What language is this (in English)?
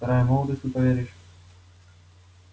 Russian